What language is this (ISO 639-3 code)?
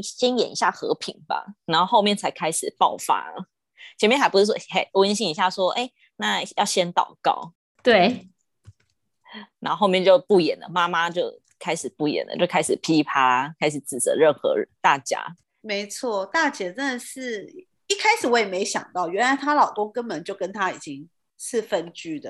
zho